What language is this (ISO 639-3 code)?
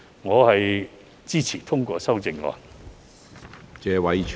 yue